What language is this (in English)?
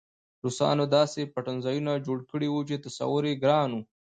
Pashto